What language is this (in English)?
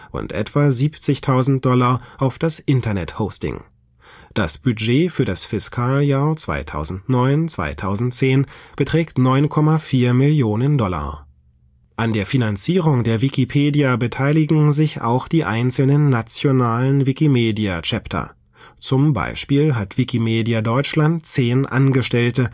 German